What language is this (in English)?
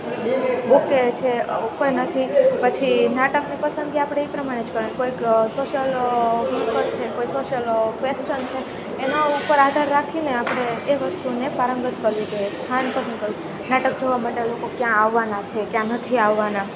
Gujarati